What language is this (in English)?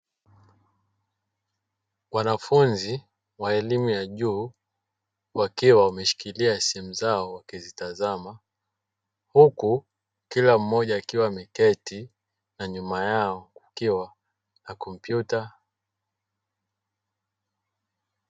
Swahili